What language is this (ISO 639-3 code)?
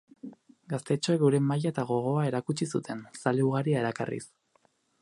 eus